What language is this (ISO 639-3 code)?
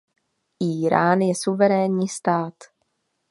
ces